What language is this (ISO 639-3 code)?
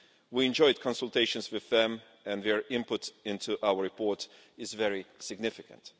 eng